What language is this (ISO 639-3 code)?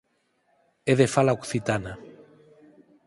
glg